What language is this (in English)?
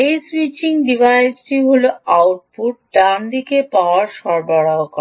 Bangla